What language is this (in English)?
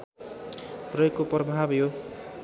Nepali